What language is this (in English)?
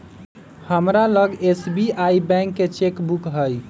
Magahi